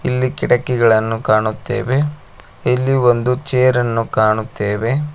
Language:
Kannada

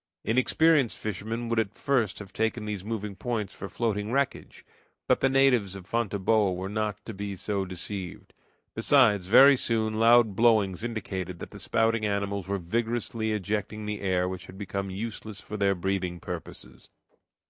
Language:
English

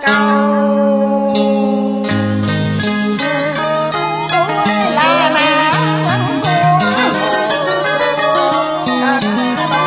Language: Vietnamese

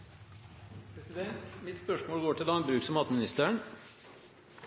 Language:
Norwegian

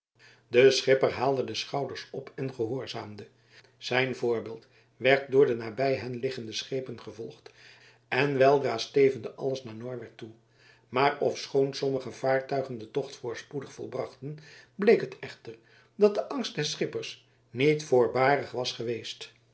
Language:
Dutch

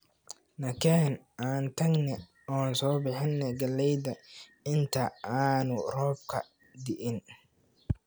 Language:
Somali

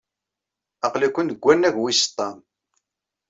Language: Kabyle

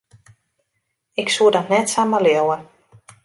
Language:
Western Frisian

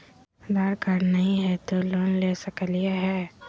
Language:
Magahi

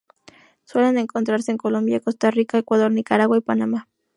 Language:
Spanish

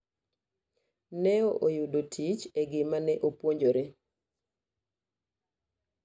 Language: Luo (Kenya and Tanzania)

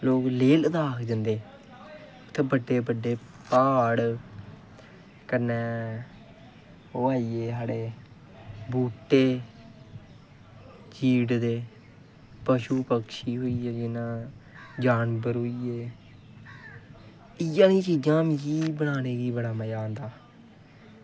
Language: Dogri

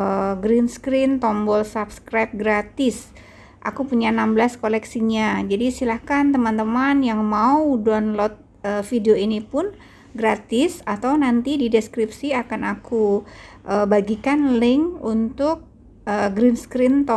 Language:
Indonesian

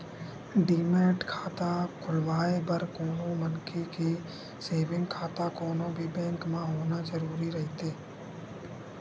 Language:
Chhattisgarhi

